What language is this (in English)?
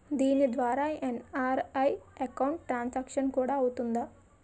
Telugu